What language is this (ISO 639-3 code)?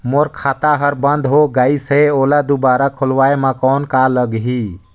hne